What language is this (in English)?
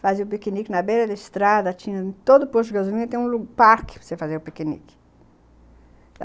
Portuguese